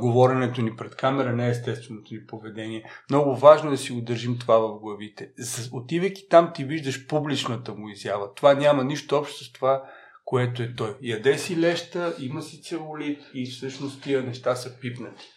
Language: Bulgarian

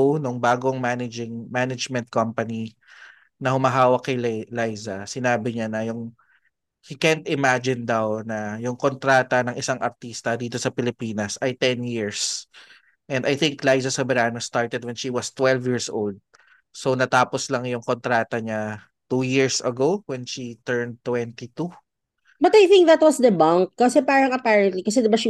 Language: Filipino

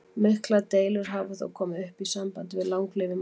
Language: Icelandic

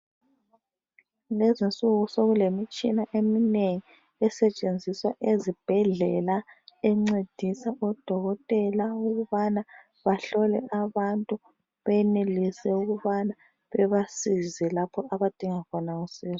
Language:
North Ndebele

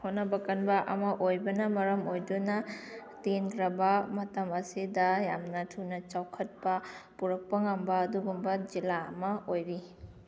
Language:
Manipuri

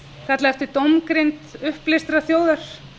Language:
Icelandic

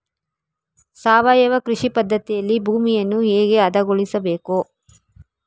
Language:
Kannada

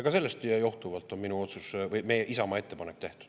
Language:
Estonian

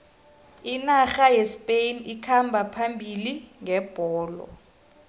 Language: South Ndebele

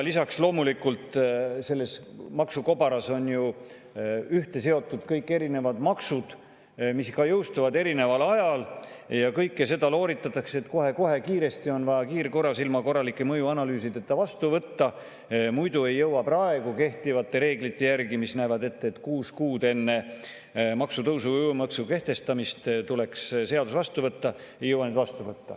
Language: Estonian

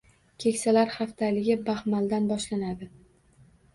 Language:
Uzbek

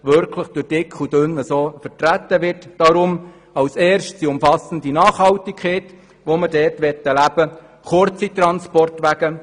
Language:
Swiss German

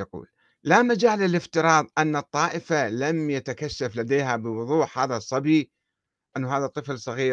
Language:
Arabic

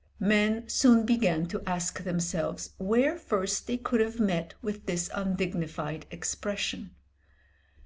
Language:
English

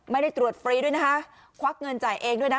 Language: Thai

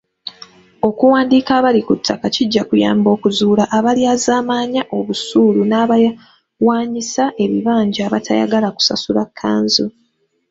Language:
Ganda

